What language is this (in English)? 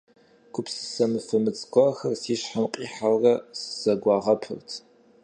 Kabardian